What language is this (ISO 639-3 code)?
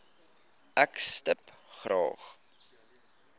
afr